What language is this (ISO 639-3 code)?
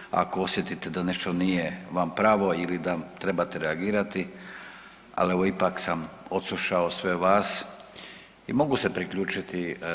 hrv